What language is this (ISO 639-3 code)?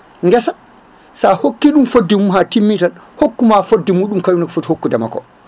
ful